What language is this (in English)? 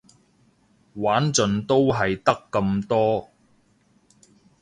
Cantonese